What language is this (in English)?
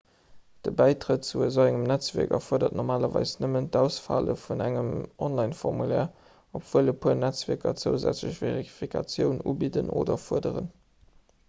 Luxembourgish